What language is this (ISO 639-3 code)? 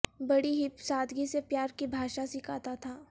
urd